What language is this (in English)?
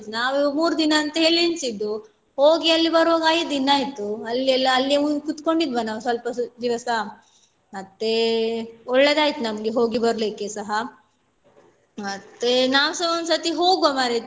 Kannada